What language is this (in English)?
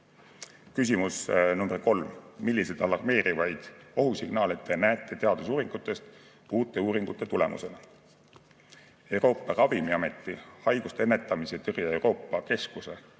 Estonian